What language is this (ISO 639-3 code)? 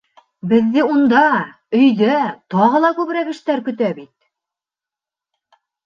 bak